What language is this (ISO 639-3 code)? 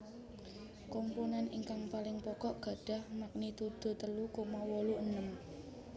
jav